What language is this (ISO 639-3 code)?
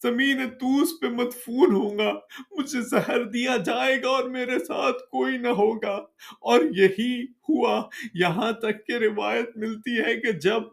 urd